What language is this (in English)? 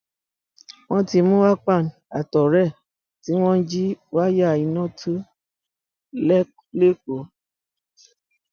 Yoruba